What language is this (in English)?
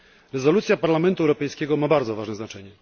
Polish